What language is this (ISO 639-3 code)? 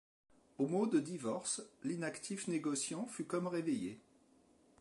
fra